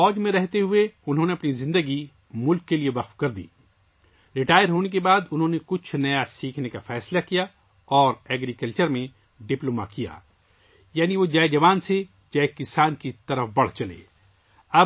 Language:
Urdu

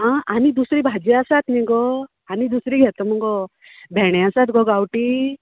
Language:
Konkani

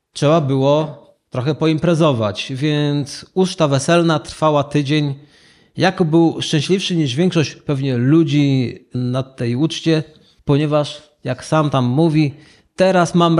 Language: Polish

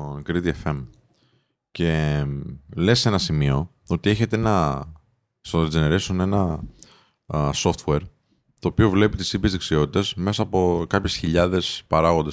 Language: Greek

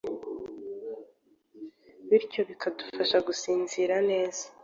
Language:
Kinyarwanda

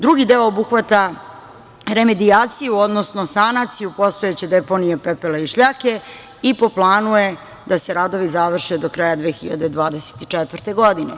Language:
Serbian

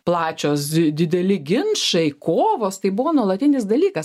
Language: Lithuanian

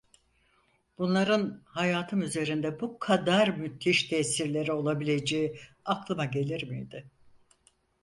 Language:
Turkish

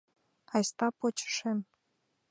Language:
Mari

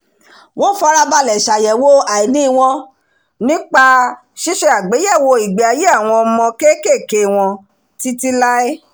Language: Yoruba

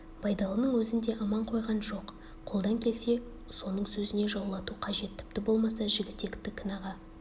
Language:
Kazakh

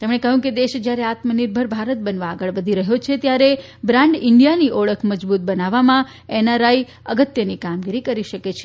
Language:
Gujarati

